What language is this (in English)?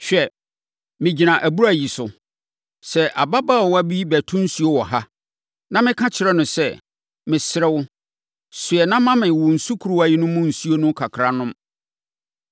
Akan